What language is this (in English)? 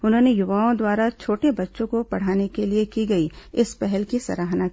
Hindi